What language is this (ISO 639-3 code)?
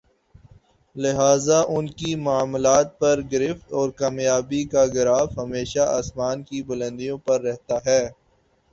urd